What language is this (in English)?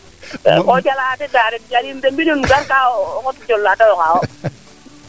Serer